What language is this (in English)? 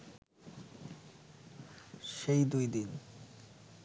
Bangla